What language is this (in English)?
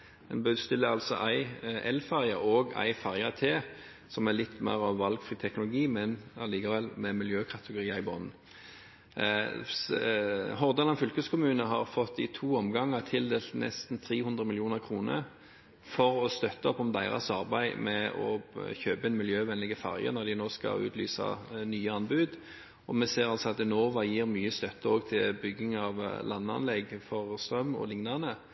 Norwegian Bokmål